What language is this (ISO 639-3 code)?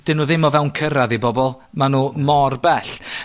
cym